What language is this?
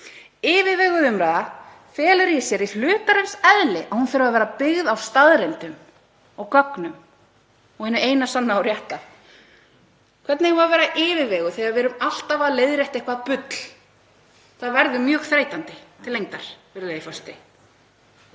Icelandic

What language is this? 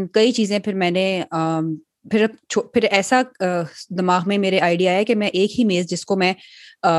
Urdu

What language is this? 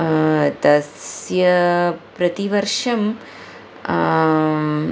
Sanskrit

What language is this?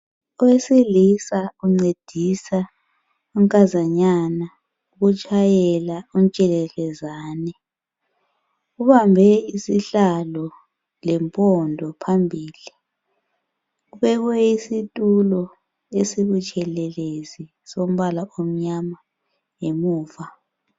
North Ndebele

